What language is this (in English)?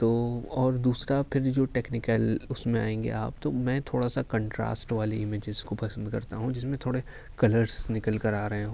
Urdu